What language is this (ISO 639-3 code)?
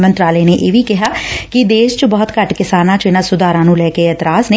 pan